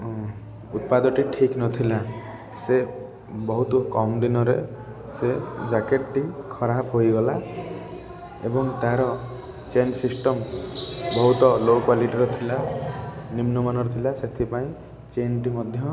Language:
Odia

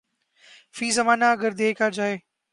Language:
Urdu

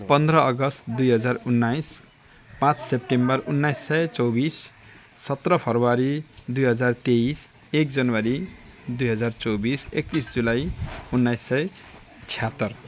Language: Nepali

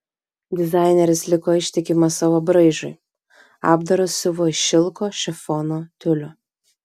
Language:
Lithuanian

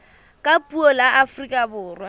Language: Southern Sotho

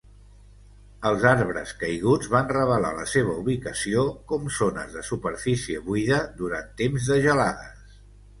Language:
Catalan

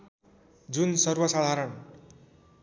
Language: Nepali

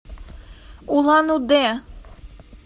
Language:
Russian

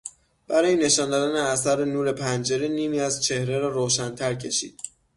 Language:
Persian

